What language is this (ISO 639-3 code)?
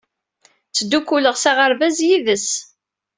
kab